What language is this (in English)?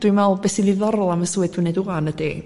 Welsh